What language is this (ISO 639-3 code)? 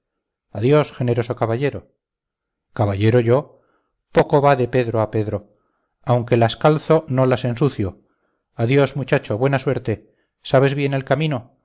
spa